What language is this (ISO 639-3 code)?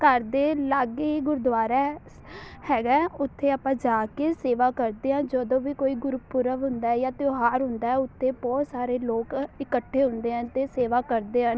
pan